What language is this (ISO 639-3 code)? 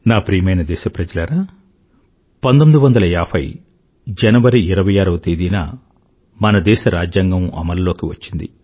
tel